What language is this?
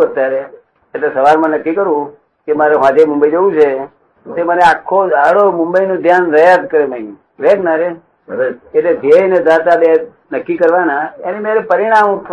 Gujarati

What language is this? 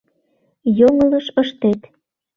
Mari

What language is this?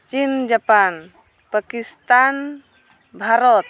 Santali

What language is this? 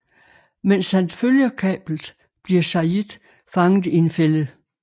Danish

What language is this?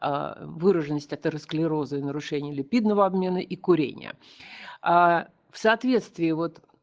Russian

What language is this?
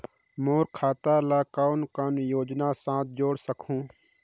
Chhattisgarhi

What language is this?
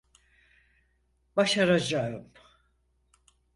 Turkish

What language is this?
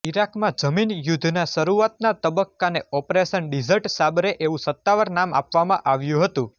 Gujarati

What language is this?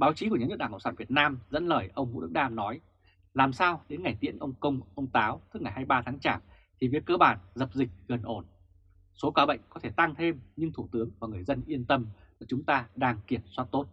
Vietnamese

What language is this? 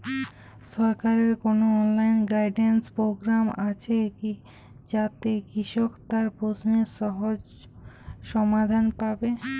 Bangla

